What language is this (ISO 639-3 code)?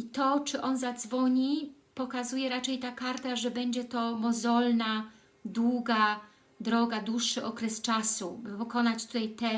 pol